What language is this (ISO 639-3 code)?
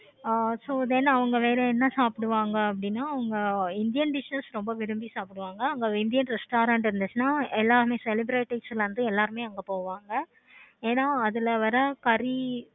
tam